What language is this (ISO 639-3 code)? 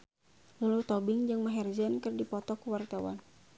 sun